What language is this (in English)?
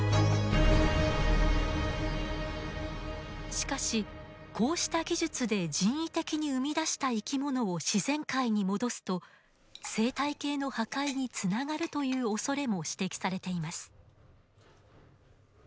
Japanese